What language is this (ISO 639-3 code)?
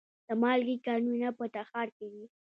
pus